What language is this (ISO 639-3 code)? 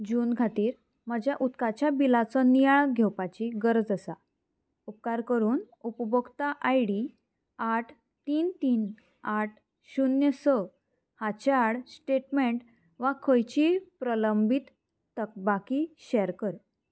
kok